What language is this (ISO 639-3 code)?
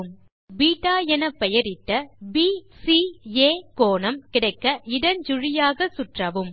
tam